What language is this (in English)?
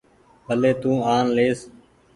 Goaria